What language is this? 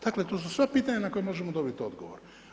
Croatian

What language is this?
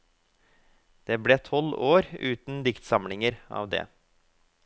Norwegian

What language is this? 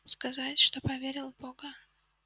Russian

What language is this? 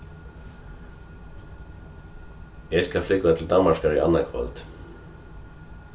Faroese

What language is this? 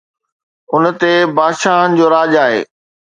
Sindhi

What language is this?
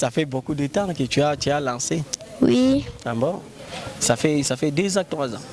French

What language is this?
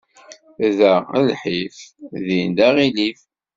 Kabyle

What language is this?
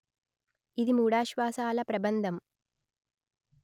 Telugu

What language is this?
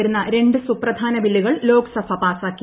Malayalam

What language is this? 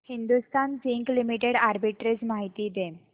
Marathi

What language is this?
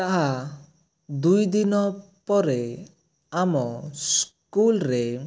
Odia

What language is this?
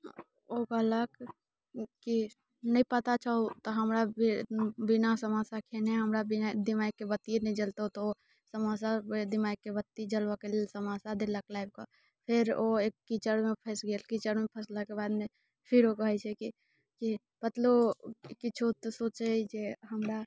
Maithili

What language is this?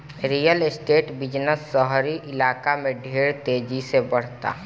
Bhojpuri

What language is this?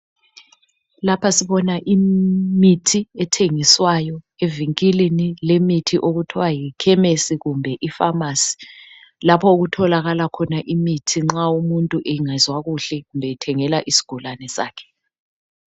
North Ndebele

